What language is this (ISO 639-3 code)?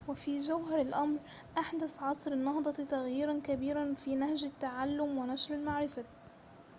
ara